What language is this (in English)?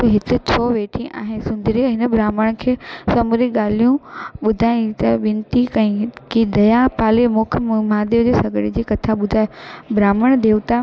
Sindhi